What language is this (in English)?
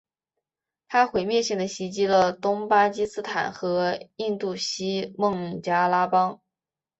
Chinese